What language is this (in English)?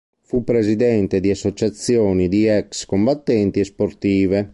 Italian